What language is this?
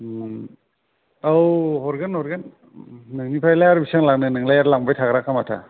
Bodo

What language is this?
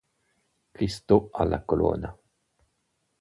Italian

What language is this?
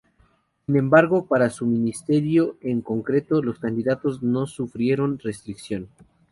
Spanish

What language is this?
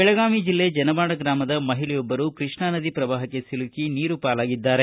Kannada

